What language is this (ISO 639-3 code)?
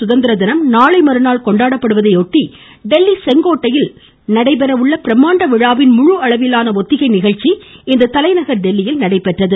tam